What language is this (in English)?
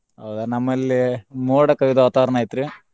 Kannada